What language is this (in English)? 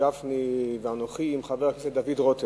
Hebrew